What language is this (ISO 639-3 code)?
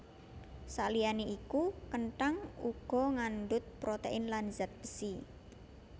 jav